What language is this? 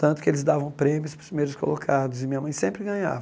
Portuguese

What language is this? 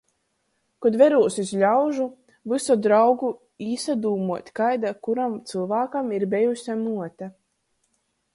Latgalian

